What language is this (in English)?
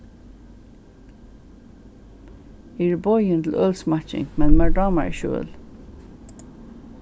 Faroese